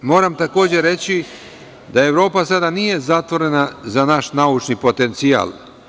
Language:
Serbian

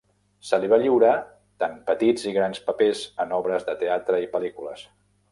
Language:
Catalan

